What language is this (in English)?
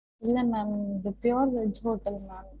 Tamil